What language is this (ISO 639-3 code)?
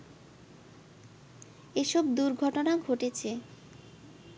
ben